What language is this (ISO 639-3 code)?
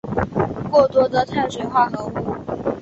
zho